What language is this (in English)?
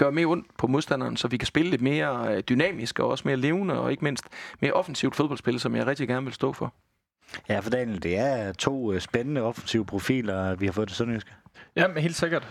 Danish